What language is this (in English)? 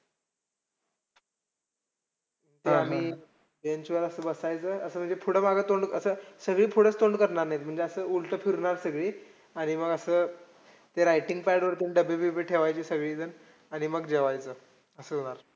Marathi